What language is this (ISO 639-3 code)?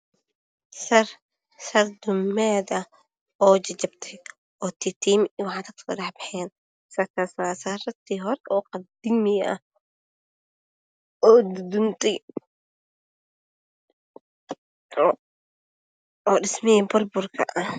som